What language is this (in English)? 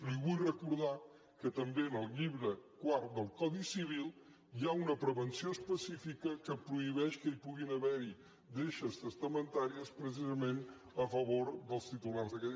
Catalan